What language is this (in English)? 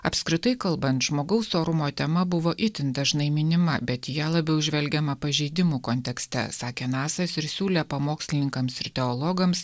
Lithuanian